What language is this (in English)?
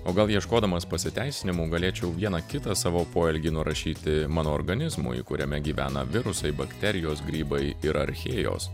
Lithuanian